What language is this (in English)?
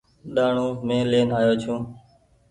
Goaria